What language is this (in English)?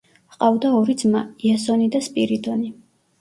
Georgian